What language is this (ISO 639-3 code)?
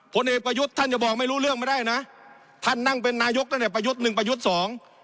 tha